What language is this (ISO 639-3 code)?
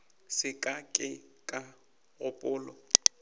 nso